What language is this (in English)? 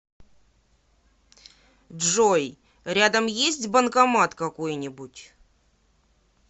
Russian